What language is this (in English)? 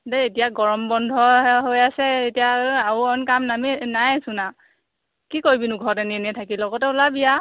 Assamese